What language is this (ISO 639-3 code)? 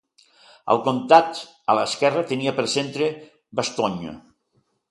cat